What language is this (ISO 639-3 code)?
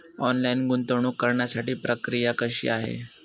mar